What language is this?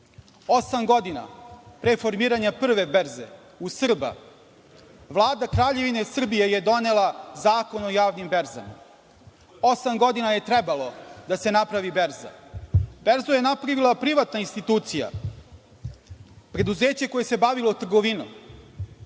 Serbian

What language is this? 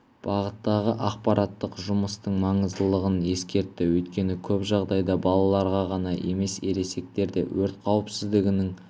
Kazakh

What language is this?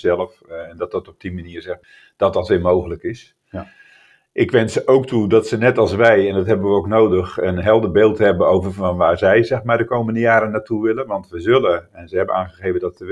Dutch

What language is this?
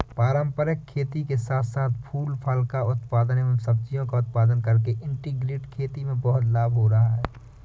Hindi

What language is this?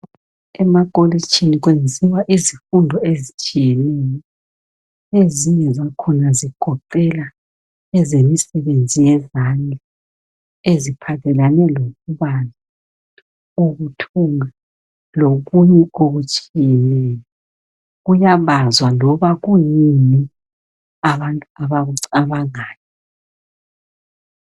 North Ndebele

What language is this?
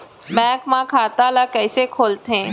Chhattisgarhi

